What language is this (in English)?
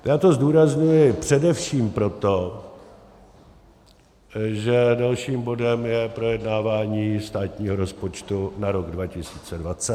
Czech